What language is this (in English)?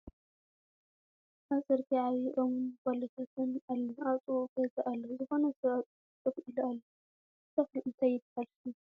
Tigrinya